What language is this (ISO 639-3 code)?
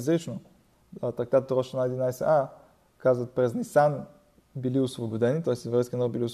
bul